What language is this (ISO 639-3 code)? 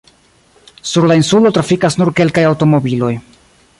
epo